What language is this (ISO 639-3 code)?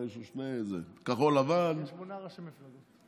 heb